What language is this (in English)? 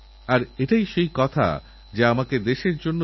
Bangla